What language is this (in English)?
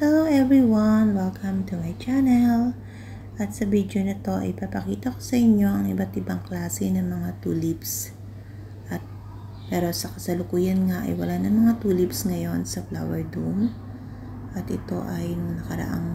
Filipino